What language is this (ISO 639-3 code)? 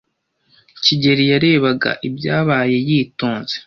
kin